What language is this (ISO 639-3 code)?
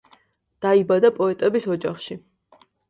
kat